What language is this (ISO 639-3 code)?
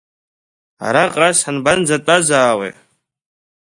abk